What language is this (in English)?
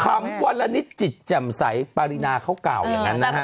Thai